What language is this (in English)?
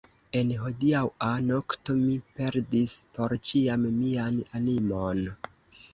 Esperanto